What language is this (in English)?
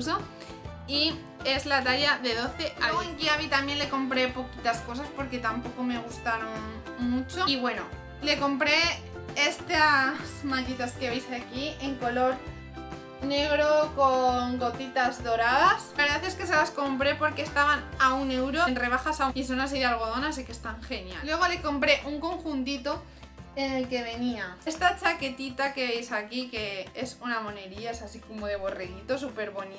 Spanish